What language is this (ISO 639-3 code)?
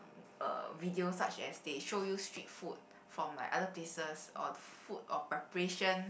eng